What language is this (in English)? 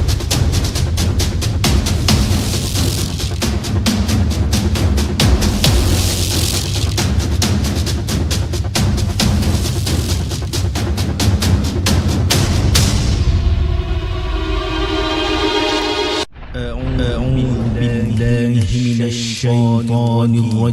Malay